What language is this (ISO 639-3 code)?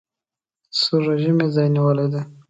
pus